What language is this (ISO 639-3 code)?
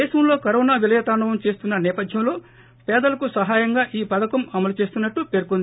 tel